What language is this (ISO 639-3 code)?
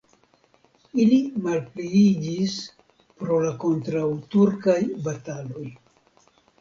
epo